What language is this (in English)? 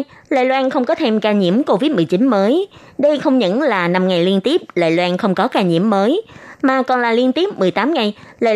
Vietnamese